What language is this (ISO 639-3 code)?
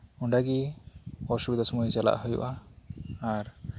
sat